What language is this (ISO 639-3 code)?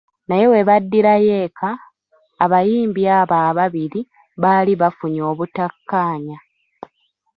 lug